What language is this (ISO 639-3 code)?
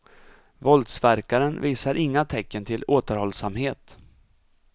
swe